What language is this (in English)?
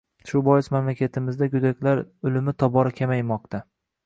Uzbek